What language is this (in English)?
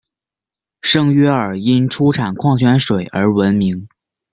Chinese